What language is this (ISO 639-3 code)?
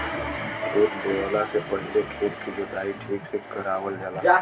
bho